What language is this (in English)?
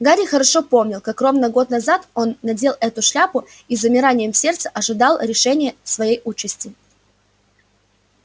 Russian